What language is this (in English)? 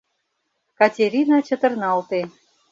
Mari